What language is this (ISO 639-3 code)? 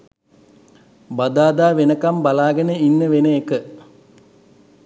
sin